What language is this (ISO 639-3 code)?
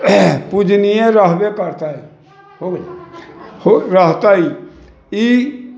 mai